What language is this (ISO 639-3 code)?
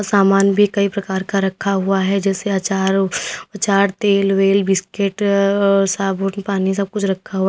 hin